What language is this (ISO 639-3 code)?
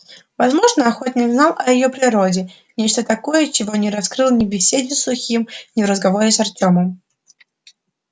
rus